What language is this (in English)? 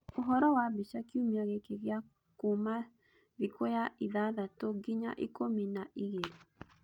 Kikuyu